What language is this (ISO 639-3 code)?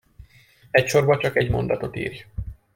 hun